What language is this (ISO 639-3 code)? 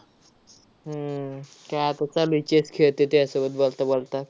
mar